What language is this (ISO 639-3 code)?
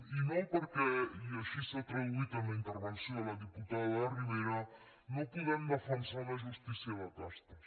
cat